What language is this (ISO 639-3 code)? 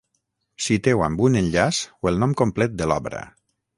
cat